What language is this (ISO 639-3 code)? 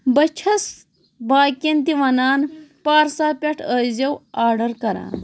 kas